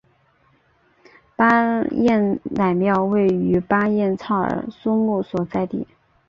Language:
Chinese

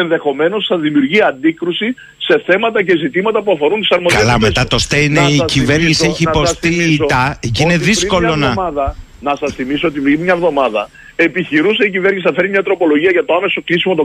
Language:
Greek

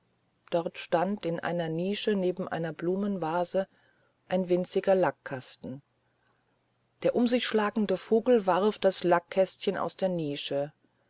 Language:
German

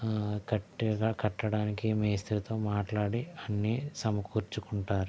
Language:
Telugu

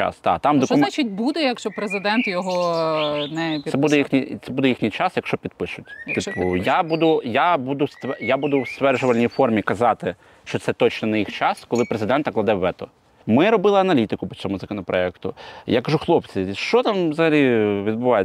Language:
Ukrainian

